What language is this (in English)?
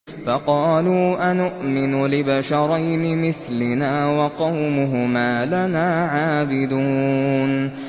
Arabic